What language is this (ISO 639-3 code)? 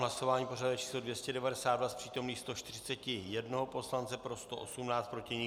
ces